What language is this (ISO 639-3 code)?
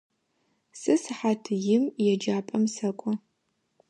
ady